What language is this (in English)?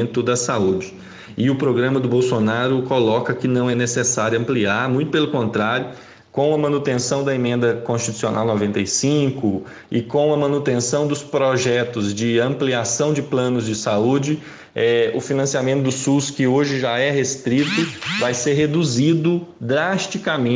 Portuguese